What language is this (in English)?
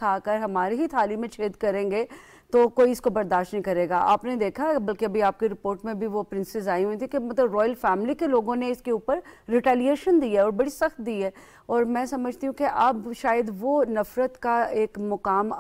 Hindi